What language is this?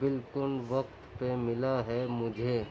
Urdu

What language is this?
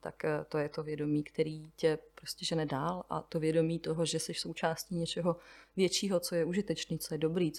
Czech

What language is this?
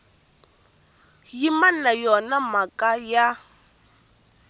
Tsonga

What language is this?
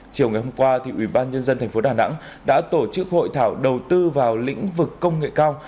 Vietnamese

